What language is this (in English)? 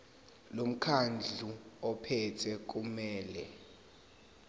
Zulu